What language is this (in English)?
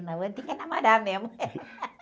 Portuguese